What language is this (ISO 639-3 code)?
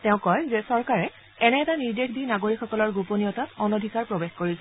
asm